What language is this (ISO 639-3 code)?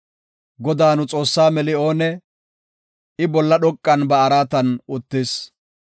gof